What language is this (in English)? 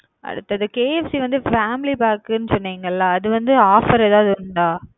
Tamil